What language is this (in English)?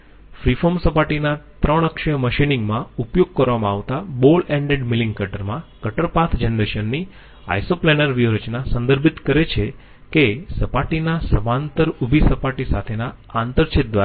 Gujarati